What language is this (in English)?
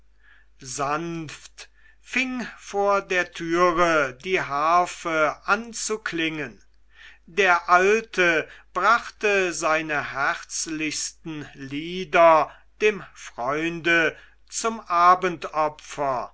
German